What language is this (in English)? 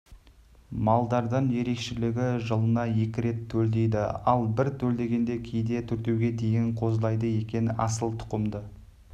Kazakh